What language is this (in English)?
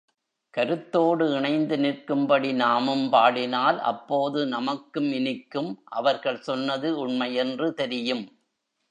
Tamil